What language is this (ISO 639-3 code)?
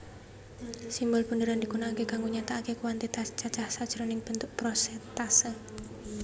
jav